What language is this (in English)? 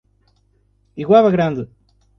Portuguese